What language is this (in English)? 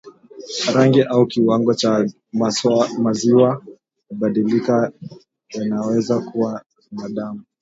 Swahili